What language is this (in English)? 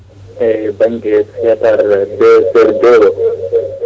Fula